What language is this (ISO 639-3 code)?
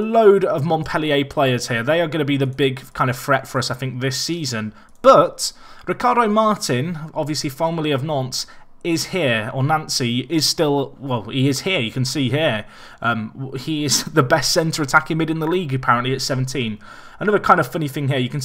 eng